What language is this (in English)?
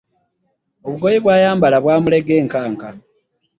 Ganda